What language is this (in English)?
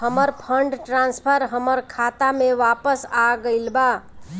Bhojpuri